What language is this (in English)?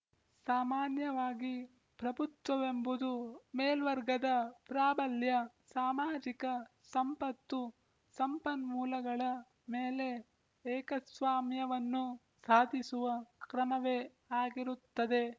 Kannada